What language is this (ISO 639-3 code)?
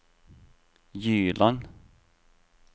nor